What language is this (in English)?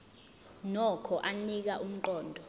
Zulu